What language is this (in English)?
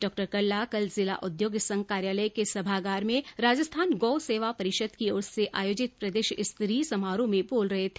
Hindi